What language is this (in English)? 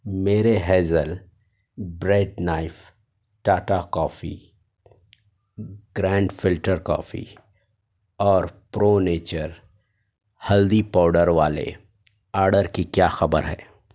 Urdu